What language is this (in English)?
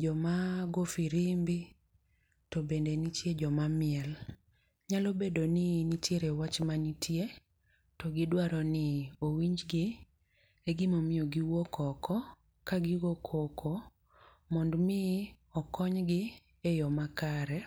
Luo (Kenya and Tanzania)